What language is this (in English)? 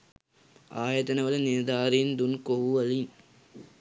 Sinhala